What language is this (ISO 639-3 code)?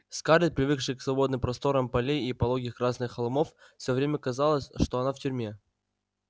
rus